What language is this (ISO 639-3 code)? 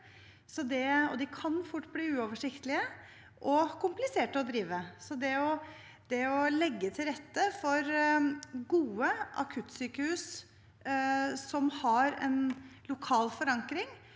nor